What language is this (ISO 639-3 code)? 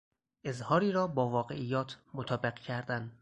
fas